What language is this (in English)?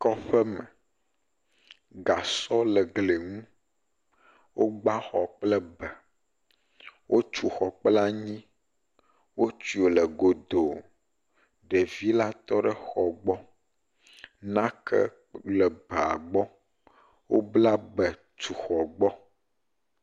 Ewe